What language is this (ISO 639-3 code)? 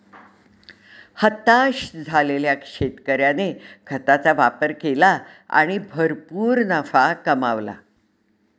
mar